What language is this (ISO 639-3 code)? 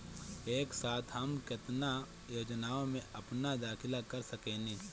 bho